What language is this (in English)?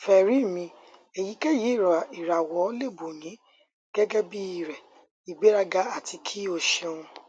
Yoruba